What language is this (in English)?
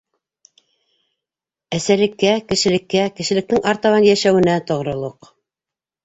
Bashkir